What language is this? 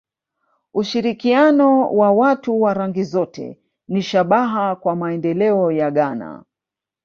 Swahili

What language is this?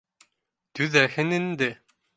Bashkir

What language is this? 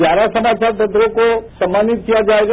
Hindi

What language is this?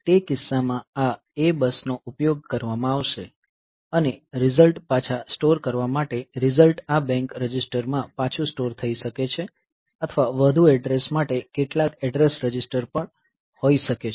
Gujarati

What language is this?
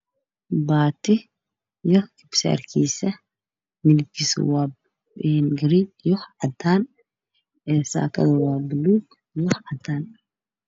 Somali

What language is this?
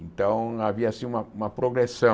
Portuguese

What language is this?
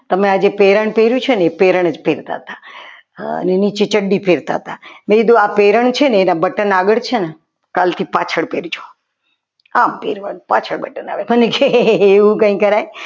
Gujarati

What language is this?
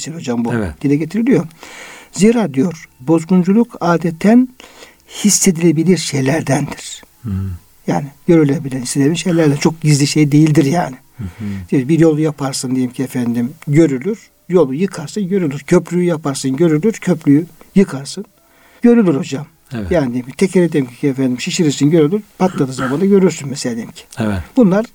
Turkish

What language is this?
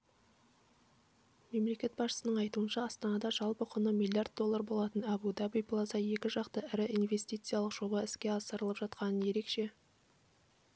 Kazakh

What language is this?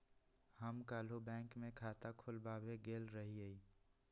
Magahi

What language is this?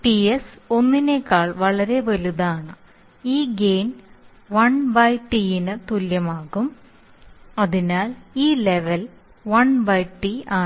Malayalam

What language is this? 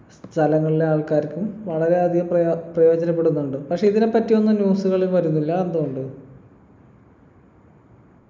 Malayalam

